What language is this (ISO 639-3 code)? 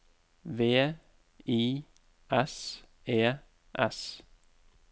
nor